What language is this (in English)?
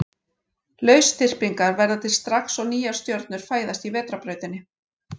Icelandic